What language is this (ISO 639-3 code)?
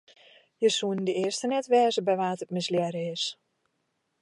fry